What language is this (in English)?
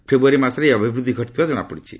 Odia